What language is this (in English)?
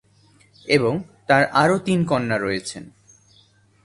Bangla